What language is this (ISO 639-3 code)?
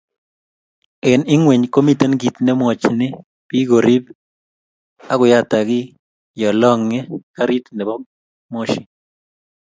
kln